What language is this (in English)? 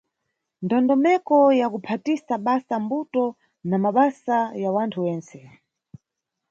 Nyungwe